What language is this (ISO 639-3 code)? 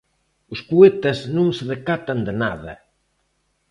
glg